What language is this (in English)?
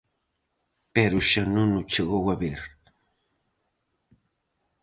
Galician